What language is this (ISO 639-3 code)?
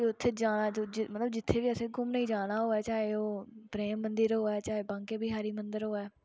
doi